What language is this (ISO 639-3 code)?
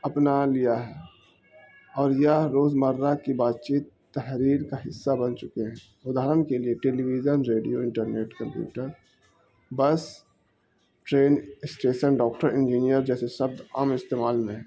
urd